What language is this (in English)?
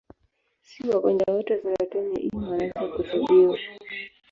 Swahili